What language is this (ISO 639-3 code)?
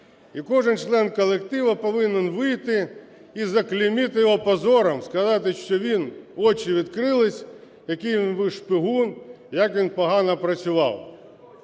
ukr